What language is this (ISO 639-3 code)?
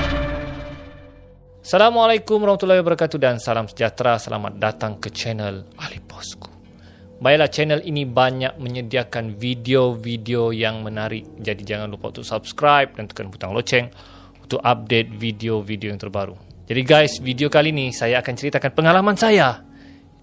msa